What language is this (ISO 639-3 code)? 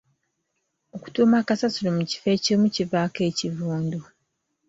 lug